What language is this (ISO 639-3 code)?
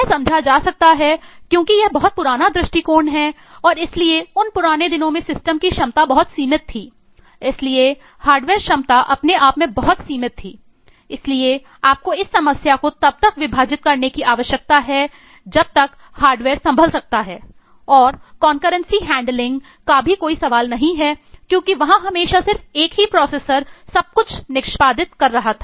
hin